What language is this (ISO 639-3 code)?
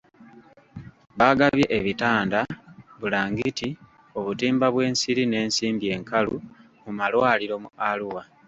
lug